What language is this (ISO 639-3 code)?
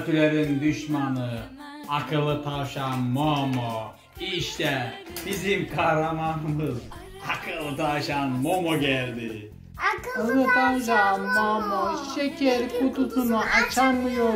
tur